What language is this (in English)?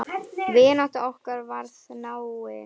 Icelandic